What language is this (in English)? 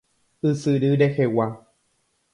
Guarani